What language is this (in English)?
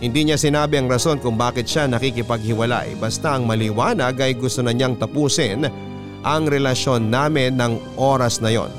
Filipino